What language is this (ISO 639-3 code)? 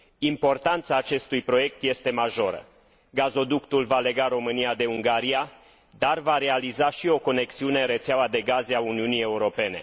ron